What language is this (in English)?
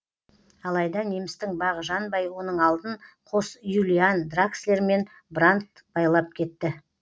Kazakh